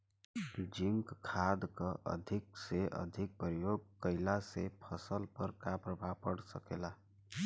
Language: Bhojpuri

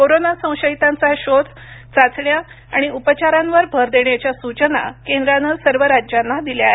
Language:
Marathi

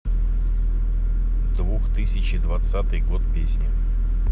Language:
Russian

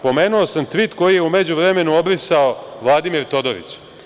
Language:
Serbian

